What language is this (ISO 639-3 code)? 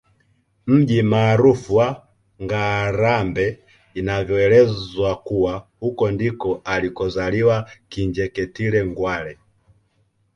swa